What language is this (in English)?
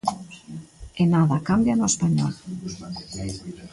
Galician